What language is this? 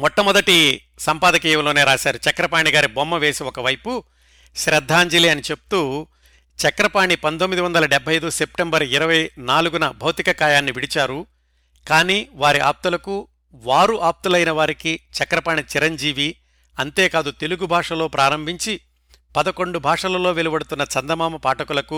Telugu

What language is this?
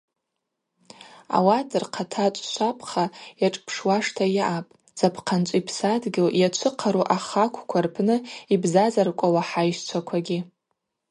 Abaza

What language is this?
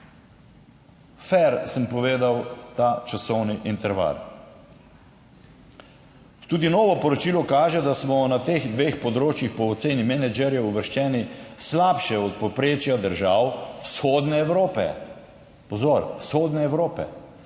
Slovenian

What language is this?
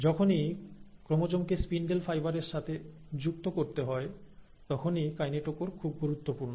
Bangla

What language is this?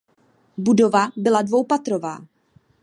Czech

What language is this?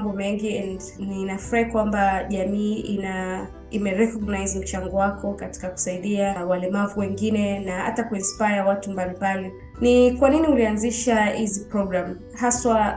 Swahili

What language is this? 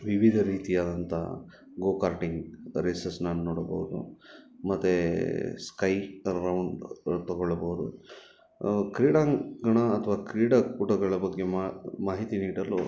Kannada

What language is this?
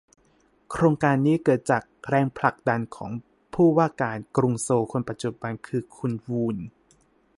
Thai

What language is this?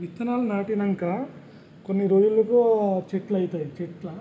Telugu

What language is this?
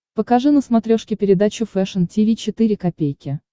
Russian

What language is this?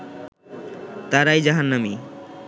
Bangla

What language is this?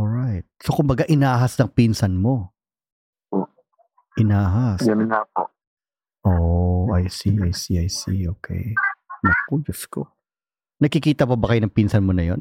Filipino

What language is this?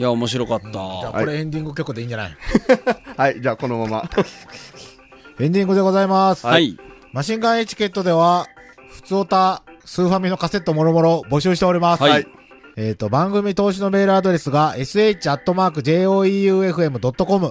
Japanese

